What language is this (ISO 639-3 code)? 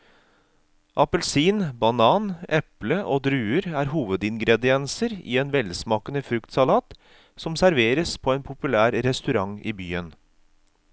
nor